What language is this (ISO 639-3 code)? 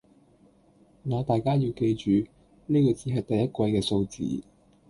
yue